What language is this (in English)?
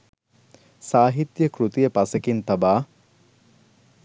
Sinhala